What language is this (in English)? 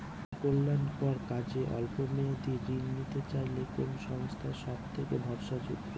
Bangla